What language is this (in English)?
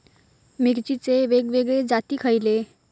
Marathi